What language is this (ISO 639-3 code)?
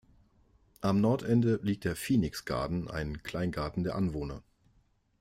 deu